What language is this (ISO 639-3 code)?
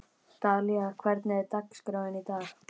isl